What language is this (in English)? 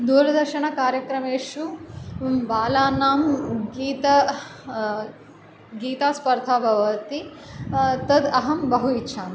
Sanskrit